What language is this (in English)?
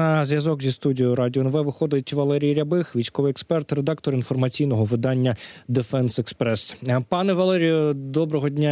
Ukrainian